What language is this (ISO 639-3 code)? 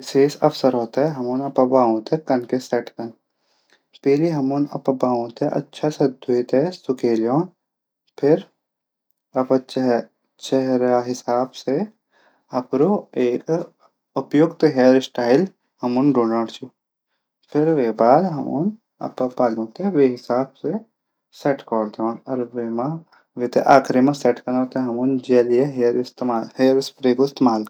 gbm